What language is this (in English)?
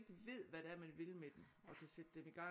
Danish